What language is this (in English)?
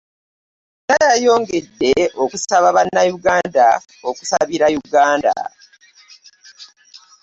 Ganda